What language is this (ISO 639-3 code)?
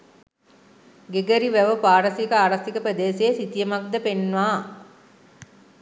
sin